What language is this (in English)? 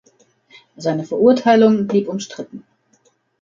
German